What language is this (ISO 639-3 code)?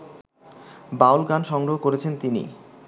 ben